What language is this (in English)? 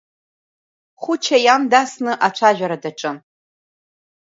Abkhazian